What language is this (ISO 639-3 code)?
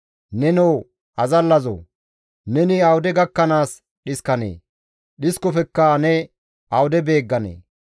gmv